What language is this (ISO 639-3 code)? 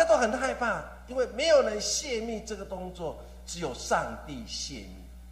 zho